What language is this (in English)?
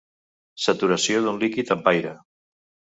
Catalan